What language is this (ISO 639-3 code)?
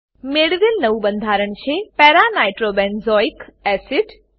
guj